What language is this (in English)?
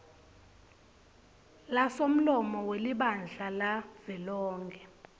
Swati